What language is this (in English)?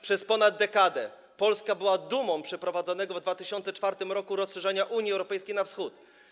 Polish